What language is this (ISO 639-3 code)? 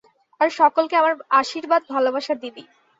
ben